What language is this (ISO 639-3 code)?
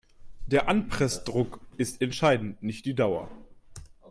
deu